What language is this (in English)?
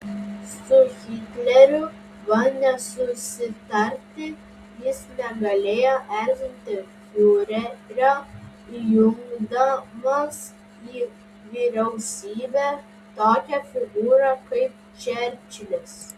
Lithuanian